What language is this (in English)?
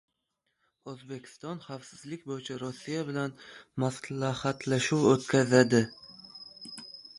Uzbek